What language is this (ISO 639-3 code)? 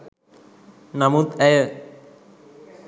sin